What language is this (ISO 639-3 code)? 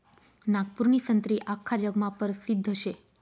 mar